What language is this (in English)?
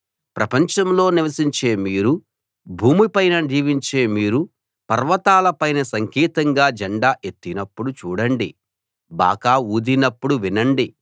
Telugu